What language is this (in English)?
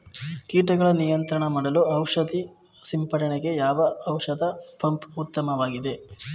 Kannada